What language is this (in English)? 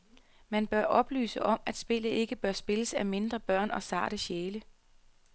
Danish